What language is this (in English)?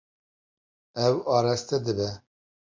Kurdish